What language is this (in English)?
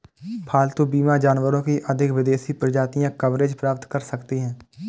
Hindi